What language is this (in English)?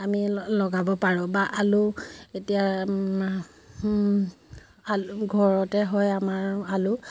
Assamese